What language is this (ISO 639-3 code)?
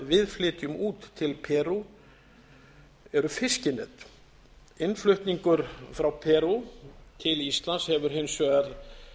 isl